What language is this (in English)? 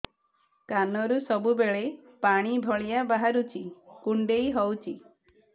Odia